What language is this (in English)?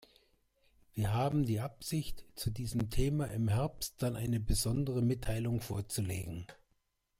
German